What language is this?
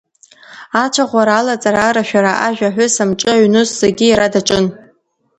Abkhazian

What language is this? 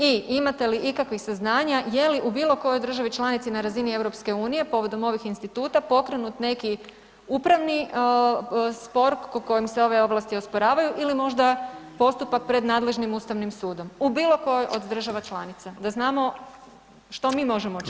Croatian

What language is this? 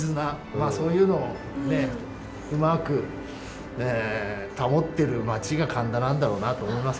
Japanese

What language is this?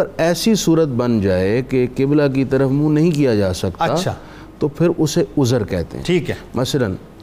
Urdu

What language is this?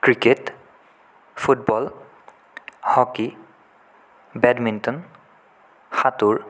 Assamese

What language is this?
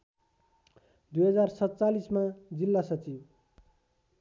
Nepali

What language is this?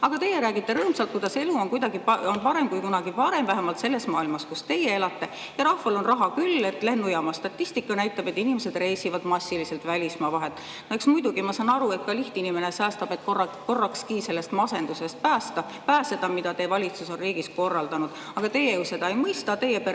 Estonian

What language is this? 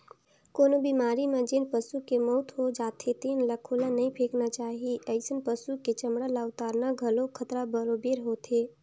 Chhattisgarhi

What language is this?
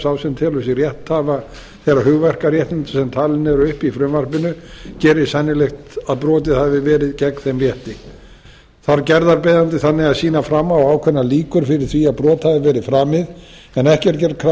Icelandic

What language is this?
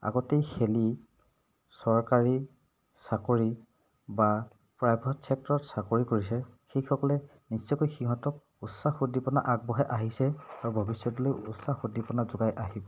Assamese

